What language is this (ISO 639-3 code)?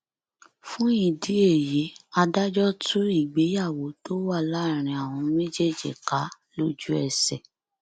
yor